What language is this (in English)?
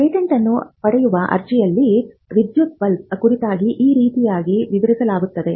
Kannada